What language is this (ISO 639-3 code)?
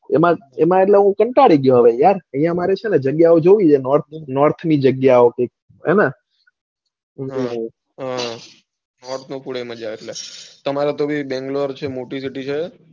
guj